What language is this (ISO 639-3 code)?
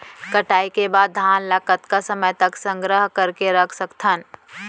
hne